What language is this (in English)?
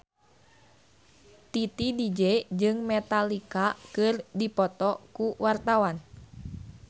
Sundanese